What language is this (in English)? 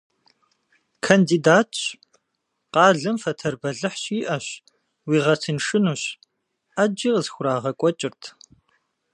Kabardian